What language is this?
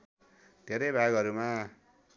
Nepali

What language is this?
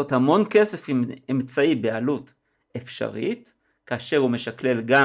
Hebrew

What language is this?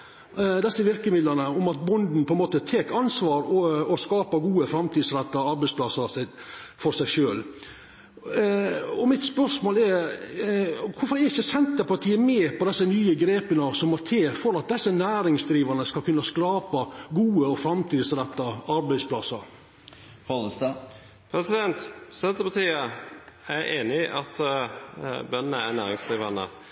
Norwegian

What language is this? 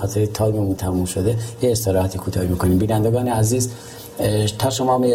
Persian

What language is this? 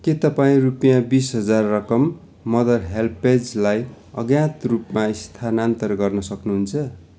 Nepali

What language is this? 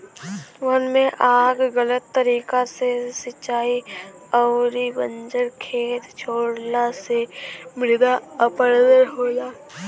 Bhojpuri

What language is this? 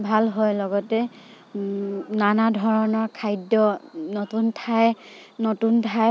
Assamese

